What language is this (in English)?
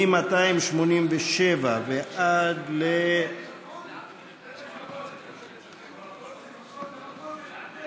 Hebrew